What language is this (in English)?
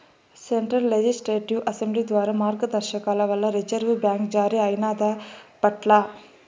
Telugu